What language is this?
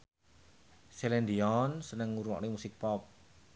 Javanese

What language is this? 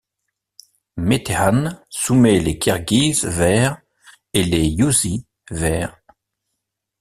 French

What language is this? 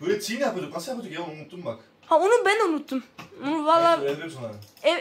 Turkish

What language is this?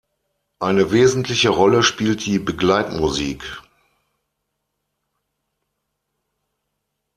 German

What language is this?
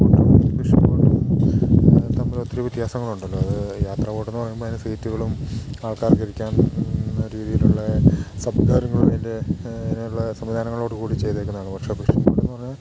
Malayalam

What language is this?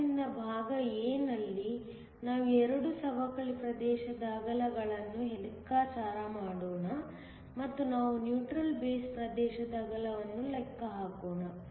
Kannada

